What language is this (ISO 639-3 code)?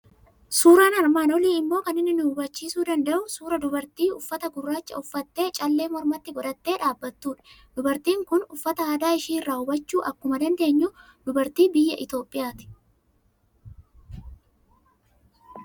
orm